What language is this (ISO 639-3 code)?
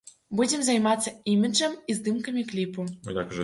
bel